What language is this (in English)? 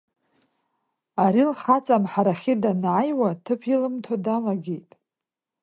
Abkhazian